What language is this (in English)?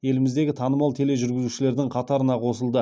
Kazakh